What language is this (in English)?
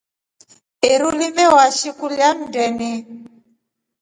Rombo